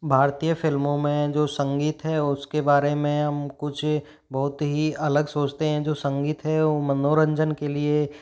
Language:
Hindi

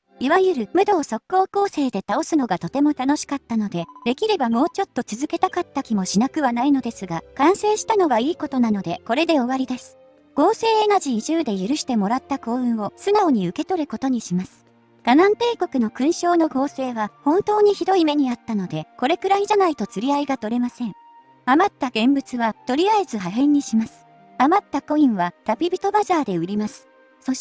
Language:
Japanese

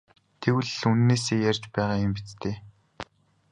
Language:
Mongolian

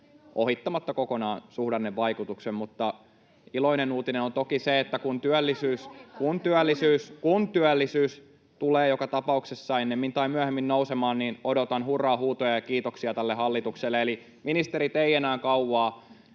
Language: Finnish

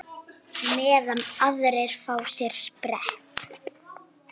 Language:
Icelandic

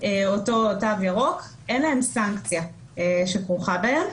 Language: Hebrew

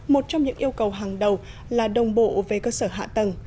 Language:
Vietnamese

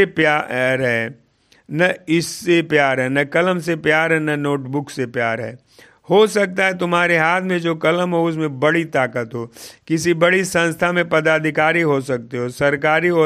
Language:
Hindi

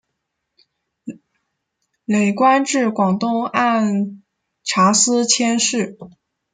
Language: Chinese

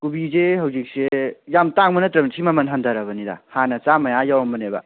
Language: Manipuri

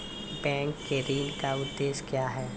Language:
Maithili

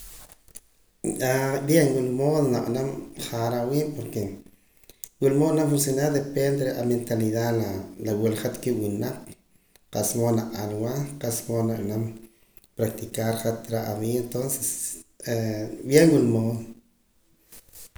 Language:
Poqomam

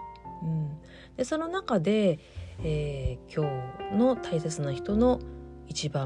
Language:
Japanese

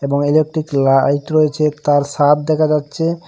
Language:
Bangla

